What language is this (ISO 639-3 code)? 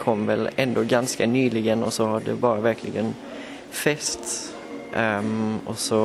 swe